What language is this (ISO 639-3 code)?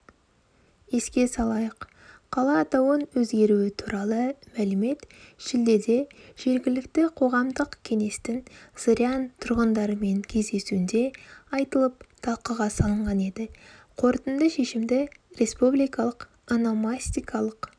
kaz